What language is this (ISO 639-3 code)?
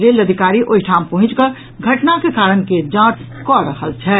mai